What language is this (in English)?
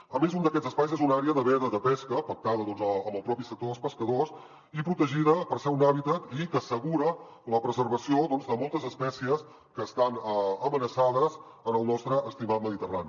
Catalan